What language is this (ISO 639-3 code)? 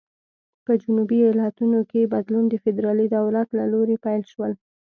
pus